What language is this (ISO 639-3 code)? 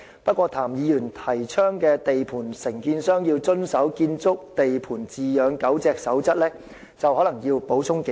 yue